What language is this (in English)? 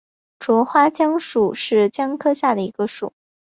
Chinese